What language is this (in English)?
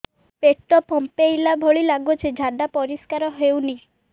Odia